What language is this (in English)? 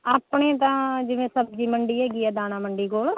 Punjabi